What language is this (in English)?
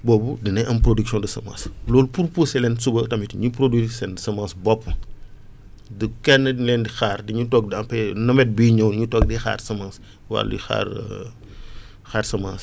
Wolof